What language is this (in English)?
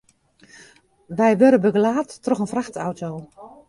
Western Frisian